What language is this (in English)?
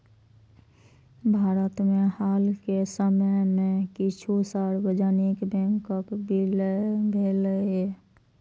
Maithili